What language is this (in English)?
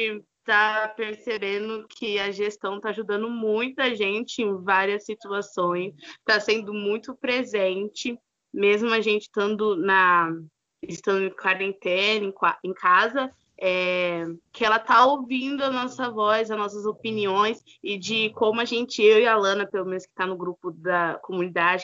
Portuguese